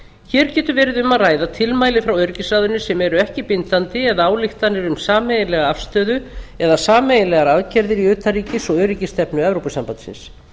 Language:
Icelandic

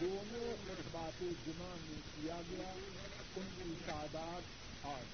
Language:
Urdu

